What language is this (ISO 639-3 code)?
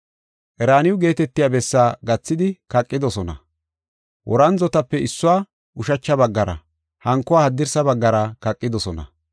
gof